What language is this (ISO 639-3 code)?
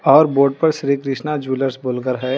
hin